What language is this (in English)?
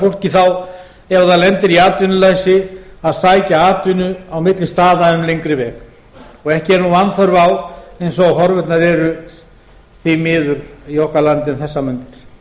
Icelandic